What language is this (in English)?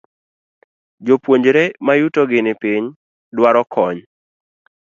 Luo (Kenya and Tanzania)